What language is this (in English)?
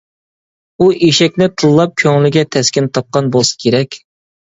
Uyghur